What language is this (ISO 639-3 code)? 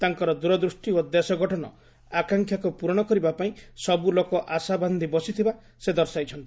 ori